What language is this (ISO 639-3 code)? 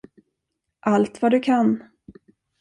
swe